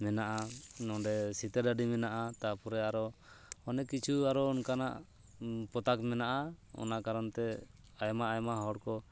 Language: Santali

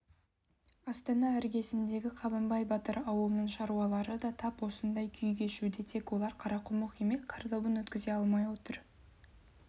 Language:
Kazakh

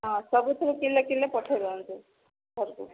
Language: Odia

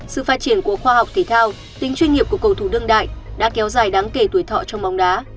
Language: Vietnamese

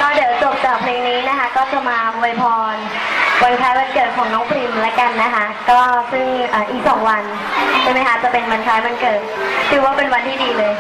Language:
Thai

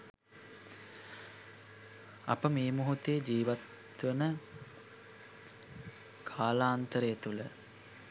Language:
Sinhala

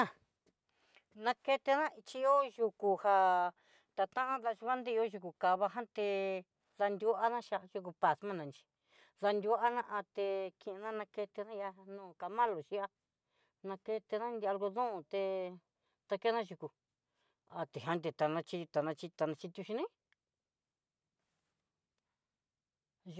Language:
Southeastern Nochixtlán Mixtec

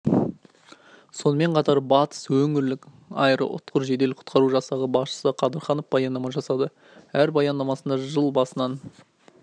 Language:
Kazakh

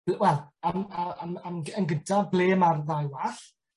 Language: Welsh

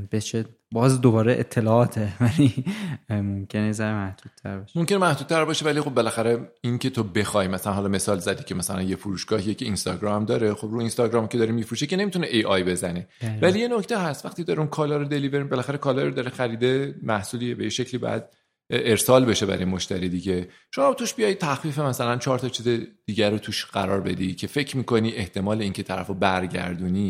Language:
Persian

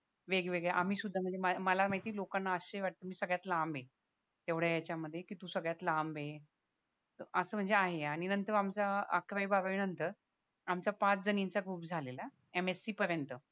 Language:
Marathi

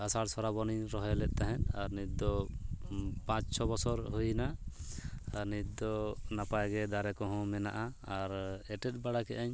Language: Santali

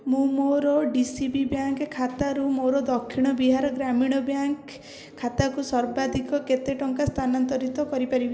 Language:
Odia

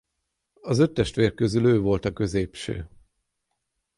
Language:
Hungarian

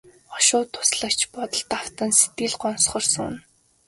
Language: Mongolian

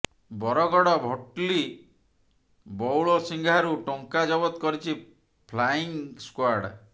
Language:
Odia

